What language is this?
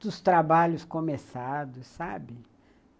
Portuguese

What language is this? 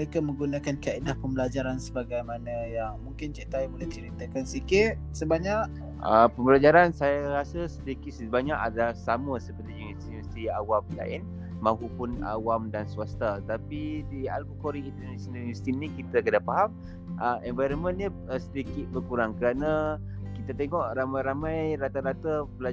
Malay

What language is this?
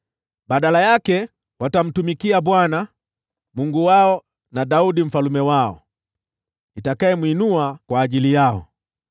Swahili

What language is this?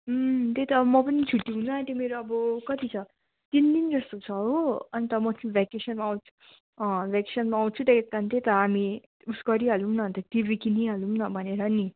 Nepali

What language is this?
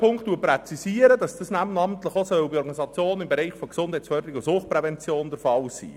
Swiss German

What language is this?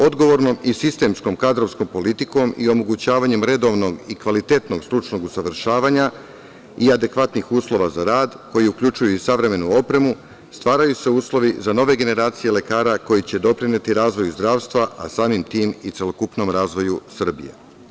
Serbian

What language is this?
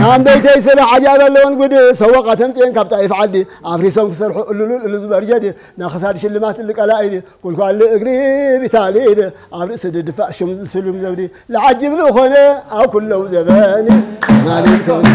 Arabic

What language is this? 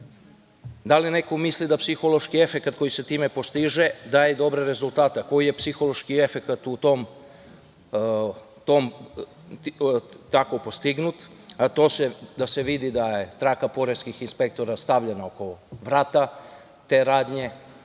Serbian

